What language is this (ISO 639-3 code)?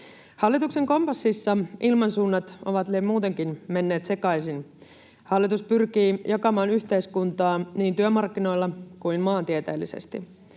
fin